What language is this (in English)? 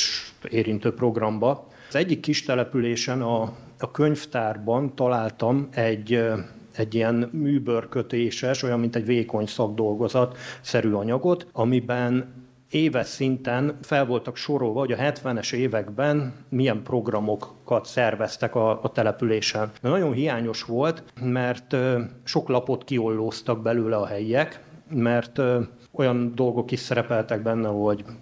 Hungarian